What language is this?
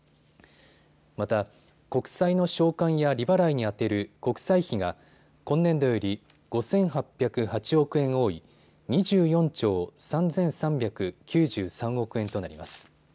Japanese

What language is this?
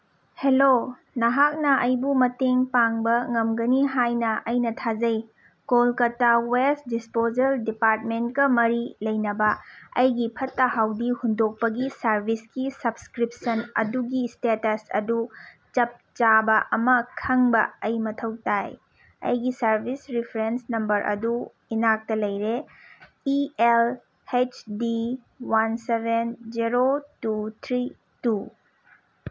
Manipuri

